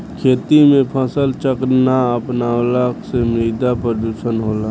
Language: Bhojpuri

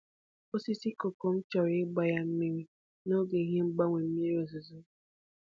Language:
Igbo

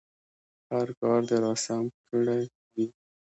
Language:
Pashto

